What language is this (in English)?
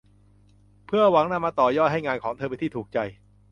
Thai